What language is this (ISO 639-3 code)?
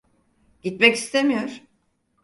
tur